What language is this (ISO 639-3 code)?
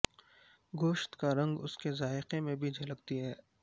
urd